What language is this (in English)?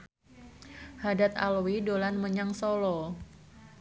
Javanese